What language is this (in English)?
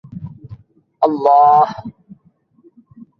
Bangla